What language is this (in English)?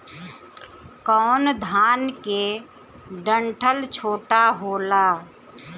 Bhojpuri